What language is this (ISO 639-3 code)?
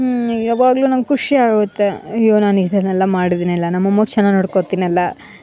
kan